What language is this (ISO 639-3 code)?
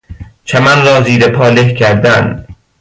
fas